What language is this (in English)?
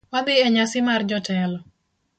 Luo (Kenya and Tanzania)